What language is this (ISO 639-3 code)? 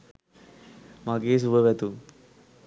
sin